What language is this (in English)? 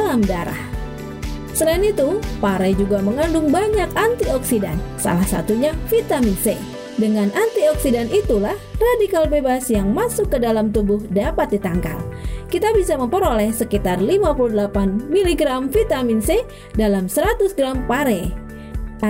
Indonesian